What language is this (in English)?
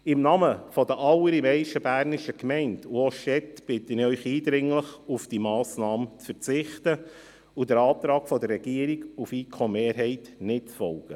Swiss German